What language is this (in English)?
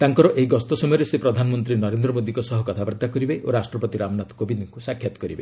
Odia